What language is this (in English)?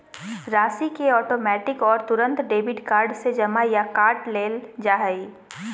Magahi